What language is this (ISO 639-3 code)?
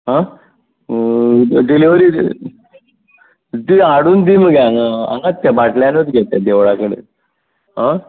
kok